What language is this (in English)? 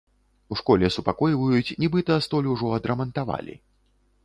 Belarusian